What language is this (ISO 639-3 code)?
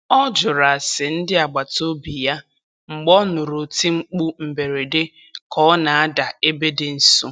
ibo